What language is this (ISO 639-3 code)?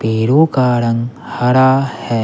hin